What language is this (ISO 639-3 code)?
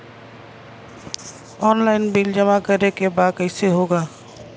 bho